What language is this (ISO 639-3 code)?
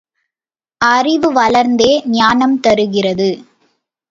tam